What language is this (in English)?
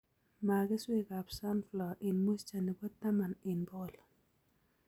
Kalenjin